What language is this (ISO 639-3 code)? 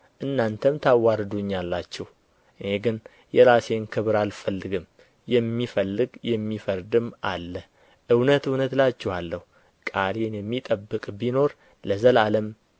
amh